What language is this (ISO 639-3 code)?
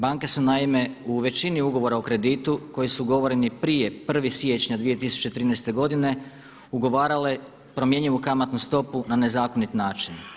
hrv